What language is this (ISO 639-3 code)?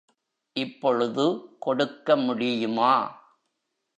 tam